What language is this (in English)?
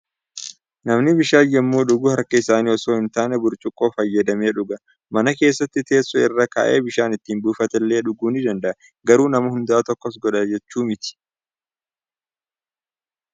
Oromo